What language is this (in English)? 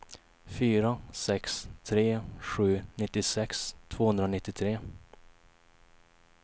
Swedish